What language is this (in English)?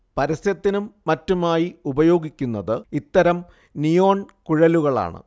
Malayalam